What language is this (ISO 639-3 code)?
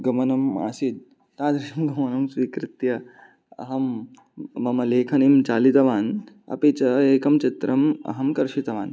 san